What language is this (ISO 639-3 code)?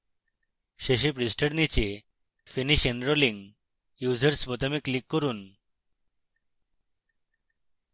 ben